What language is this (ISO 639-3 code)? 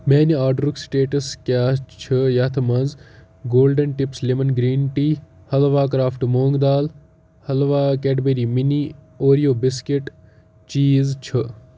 kas